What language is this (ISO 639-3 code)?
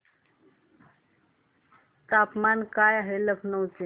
mar